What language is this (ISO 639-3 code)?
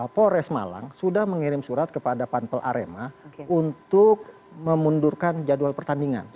ind